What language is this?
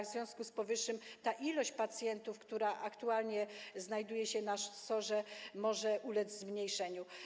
Polish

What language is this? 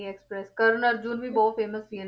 Punjabi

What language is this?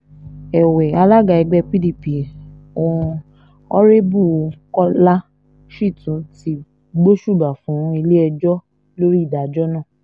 Yoruba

